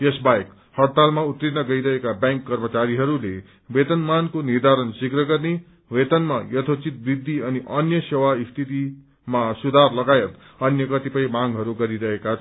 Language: Nepali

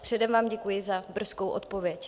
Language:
Czech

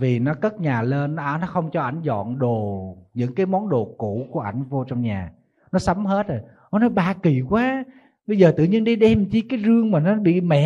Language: Vietnamese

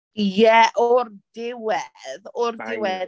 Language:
Welsh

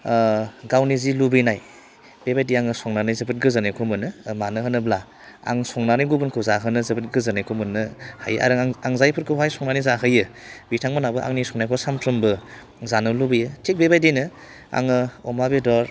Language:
Bodo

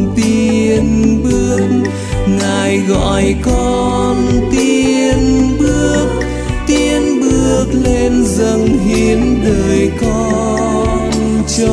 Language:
Vietnamese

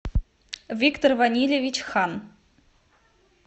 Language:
Russian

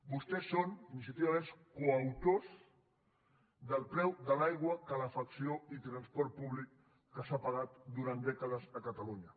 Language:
Catalan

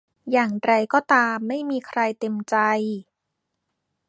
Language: Thai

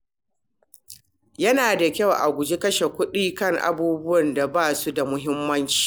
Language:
Hausa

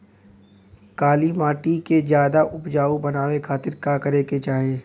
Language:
Bhojpuri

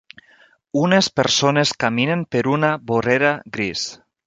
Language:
Catalan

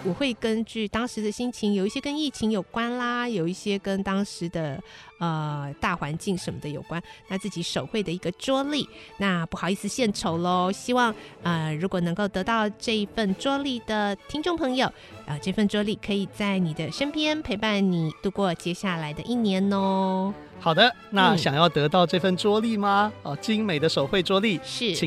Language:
Chinese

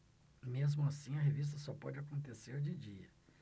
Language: Portuguese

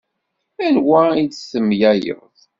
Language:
Kabyle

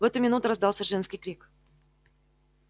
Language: Russian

